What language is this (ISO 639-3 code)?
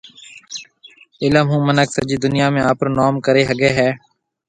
mve